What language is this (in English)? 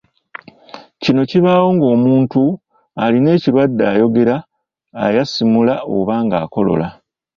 Ganda